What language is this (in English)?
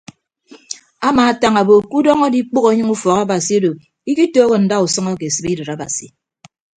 Ibibio